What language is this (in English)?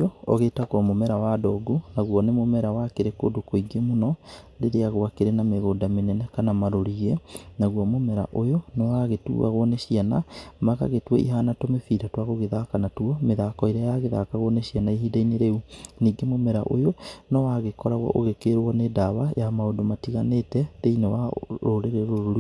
Kikuyu